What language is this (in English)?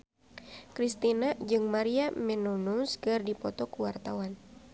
Sundanese